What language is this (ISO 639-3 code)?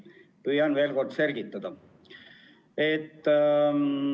est